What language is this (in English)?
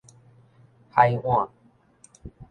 Min Nan Chinese